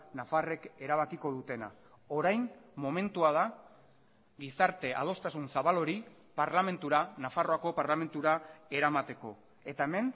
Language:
Basque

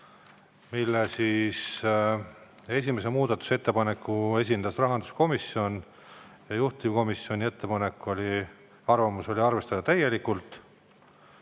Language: Estonian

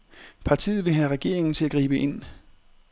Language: Danish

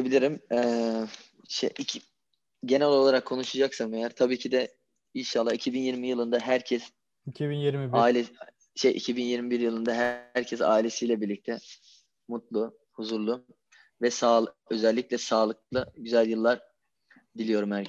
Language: Turkish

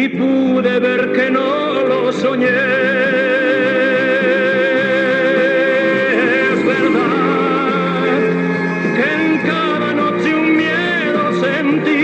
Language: Romanian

